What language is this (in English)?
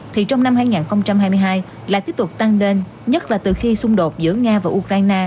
Vietnamese